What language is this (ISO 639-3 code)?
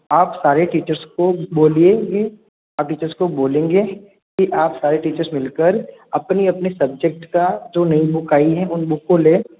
hin